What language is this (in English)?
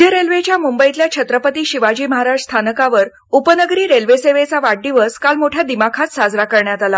Marathi